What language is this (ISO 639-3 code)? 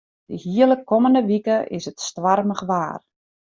fry